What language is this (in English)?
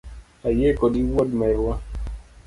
Luo (Kenya and Tanzania)